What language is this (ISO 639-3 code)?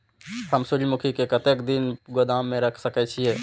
mai